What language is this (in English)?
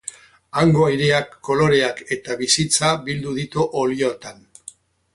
Basque